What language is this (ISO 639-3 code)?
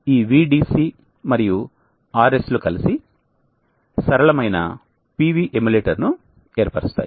tel